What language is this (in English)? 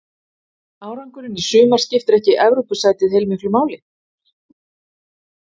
Icelandic